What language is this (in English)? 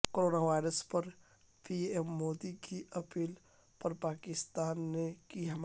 Urdu